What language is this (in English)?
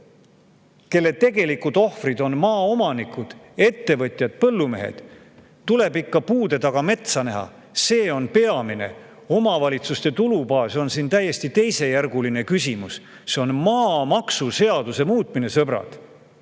Estonian